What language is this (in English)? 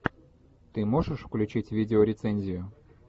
Russian